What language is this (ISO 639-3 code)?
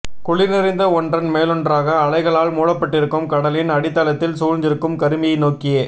tam